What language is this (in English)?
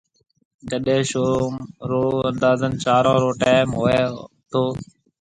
Marwari (Pakistan)